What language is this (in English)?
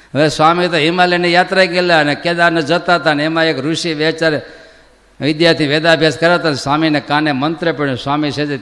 Gujarati